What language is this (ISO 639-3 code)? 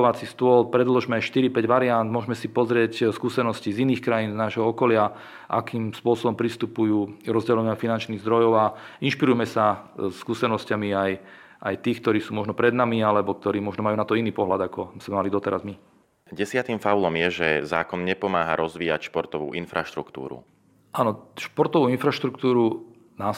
slk